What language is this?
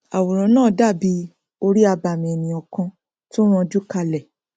Yoruba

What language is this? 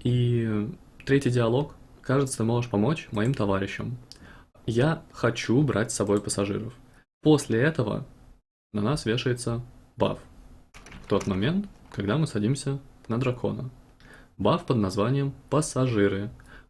Russian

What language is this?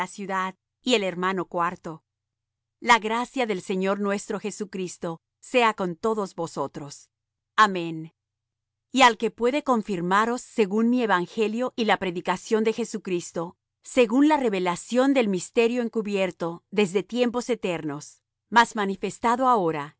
Spanish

